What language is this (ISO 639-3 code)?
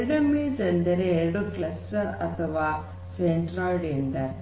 kan